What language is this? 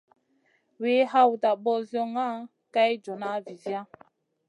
Masana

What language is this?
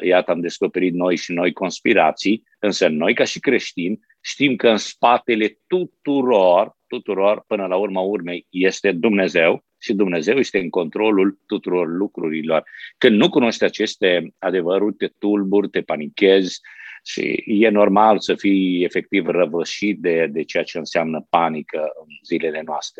Romanian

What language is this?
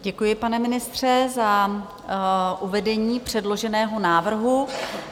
Czech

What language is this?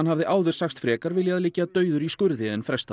Icelandic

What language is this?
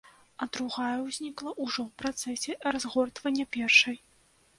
Belarusian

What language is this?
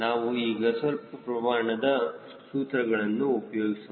Kannada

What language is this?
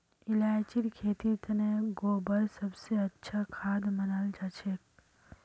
Magahi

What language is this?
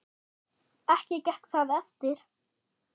Icelandic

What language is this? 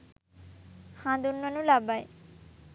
Sinhala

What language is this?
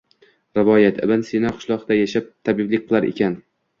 Uzbek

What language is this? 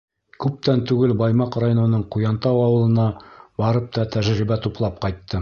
Bashkir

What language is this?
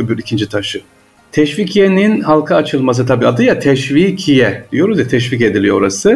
Turkish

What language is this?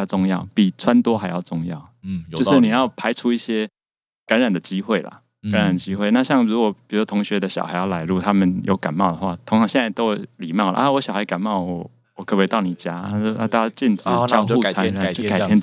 Chinese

